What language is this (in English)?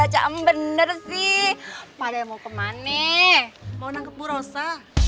Indonesian